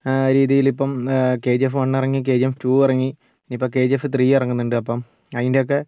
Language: Malayalam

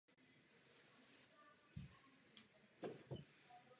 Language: Czech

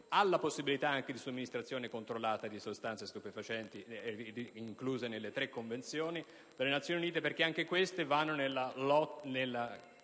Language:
Italian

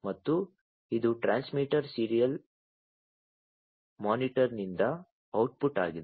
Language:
Kannada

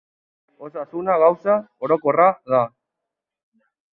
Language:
Basque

